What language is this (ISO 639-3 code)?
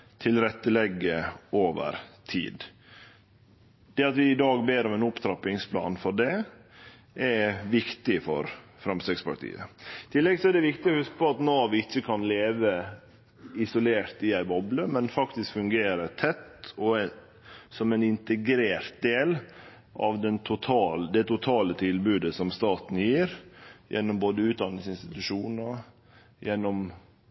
nno